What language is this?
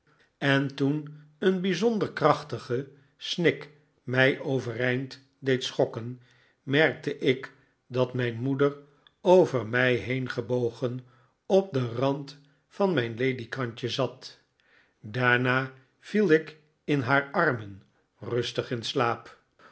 Dutch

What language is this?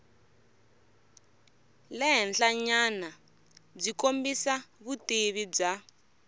Tsonga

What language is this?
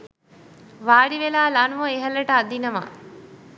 Sinhala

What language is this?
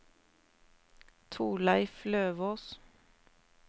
Norwegian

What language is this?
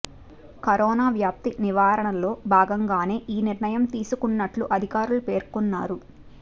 Telugu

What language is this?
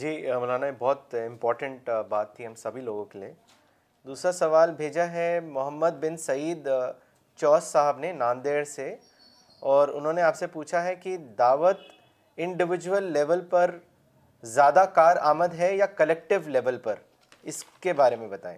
Urdu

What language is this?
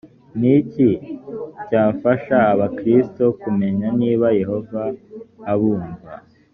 Kinyarwanda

